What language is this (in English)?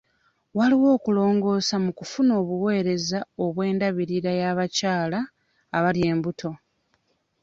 Ganda